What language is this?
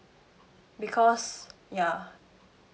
English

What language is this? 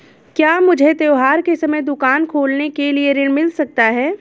Hindi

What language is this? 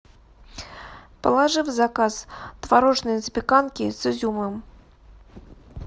Russian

